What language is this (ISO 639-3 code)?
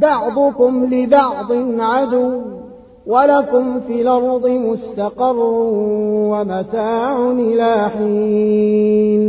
ara